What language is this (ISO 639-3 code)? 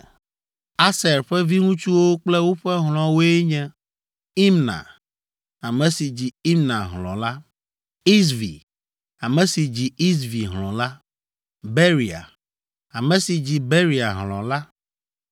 ewe